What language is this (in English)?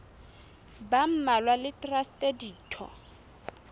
Southern Sotho